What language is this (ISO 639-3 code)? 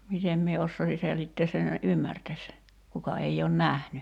fin